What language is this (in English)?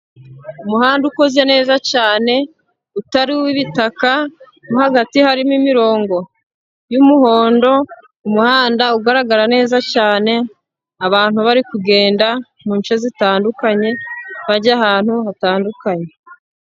Kinyarwanda